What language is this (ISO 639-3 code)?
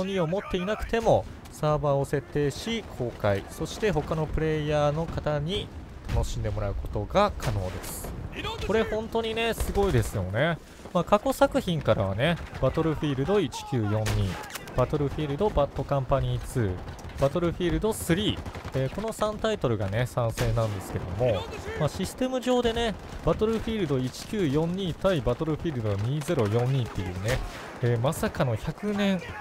jpn